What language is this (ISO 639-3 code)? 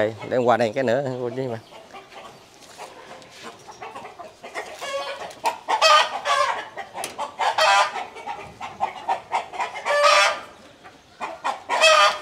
vie